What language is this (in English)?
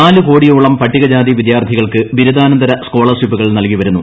Malayalam